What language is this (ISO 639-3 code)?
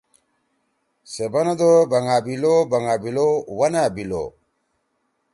trw